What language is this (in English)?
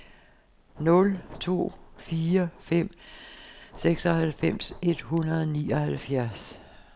Danish